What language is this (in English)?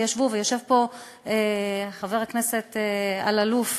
Hebrew